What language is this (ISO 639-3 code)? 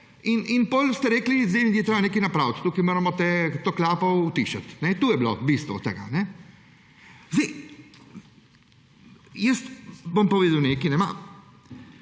slv